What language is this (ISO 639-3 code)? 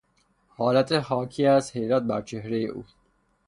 fas